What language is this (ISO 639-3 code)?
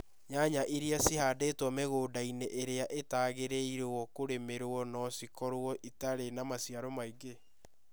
kik